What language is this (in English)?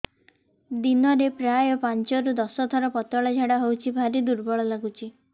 Odia